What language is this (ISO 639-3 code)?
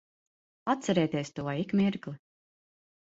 lav